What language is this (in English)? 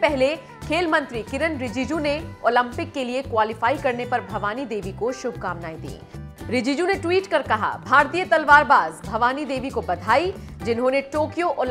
Hindi